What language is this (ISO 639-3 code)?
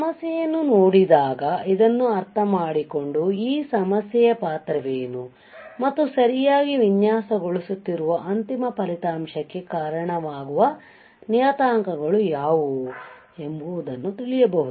kan